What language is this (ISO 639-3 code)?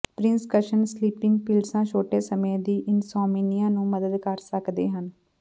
pan